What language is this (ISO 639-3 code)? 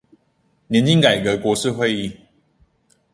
zho